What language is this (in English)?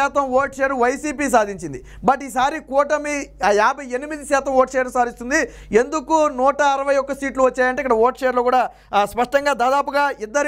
Telugu